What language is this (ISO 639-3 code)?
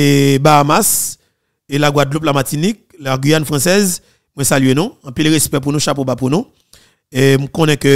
fra